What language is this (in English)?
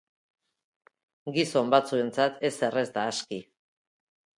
Basque